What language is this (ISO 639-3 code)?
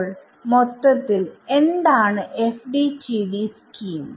mal